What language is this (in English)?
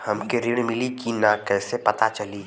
Bhojpuri